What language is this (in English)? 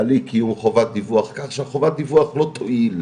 Hebrew